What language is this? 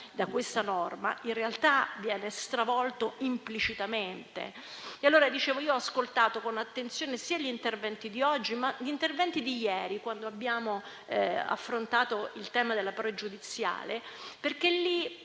Italian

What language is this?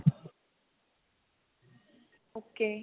Punjabi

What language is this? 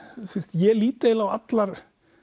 Icelandic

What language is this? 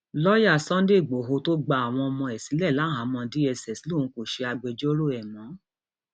Yoruba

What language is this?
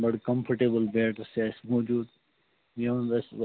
Kashmiri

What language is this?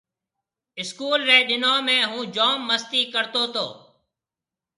Marwari (Pakistan)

